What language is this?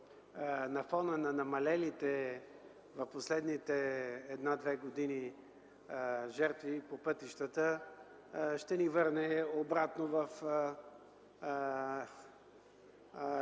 Bulgarian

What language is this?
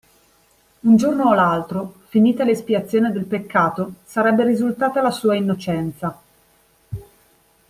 Italian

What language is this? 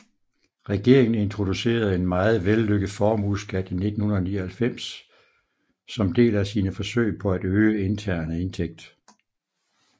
Danish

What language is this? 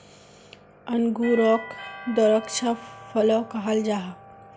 Magahi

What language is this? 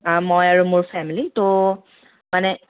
Assamese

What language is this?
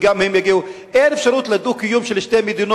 Hebrew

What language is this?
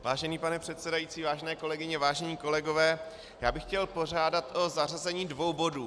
Czech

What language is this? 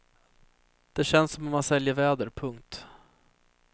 Swedish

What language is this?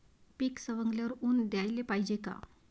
Marathi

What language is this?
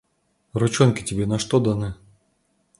Russian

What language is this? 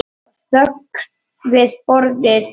Icelandic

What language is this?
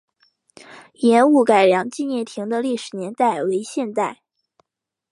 Chinese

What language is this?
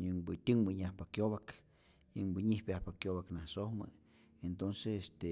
Rayón Zoque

